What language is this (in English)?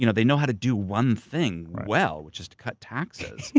English